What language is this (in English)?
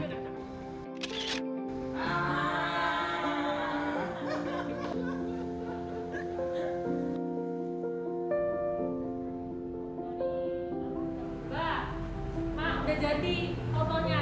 Indonesian